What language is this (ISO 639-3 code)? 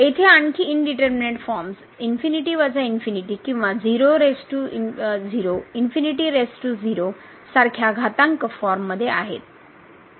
mar